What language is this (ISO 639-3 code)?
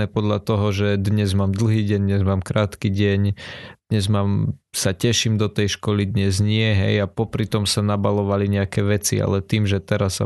slk